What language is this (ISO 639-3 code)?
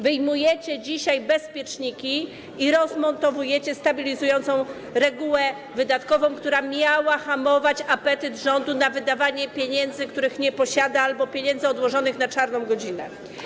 pol